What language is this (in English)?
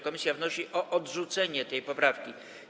Polish